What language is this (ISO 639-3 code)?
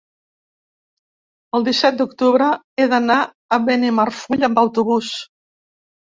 cat